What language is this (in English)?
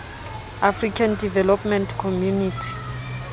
Southern Sotho